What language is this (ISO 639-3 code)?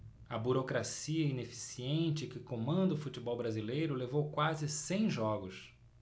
por